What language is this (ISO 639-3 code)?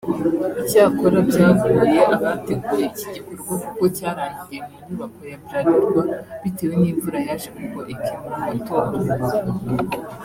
kin